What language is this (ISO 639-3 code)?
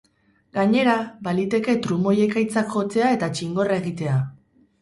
eus